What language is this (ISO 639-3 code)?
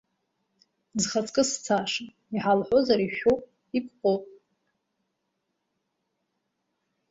abk